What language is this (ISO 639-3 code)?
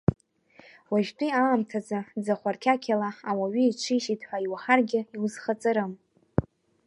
abk